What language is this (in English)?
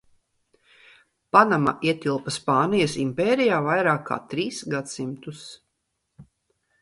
Latvian